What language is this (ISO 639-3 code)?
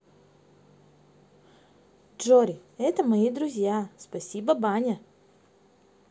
rus